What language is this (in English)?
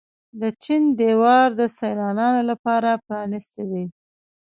Pashto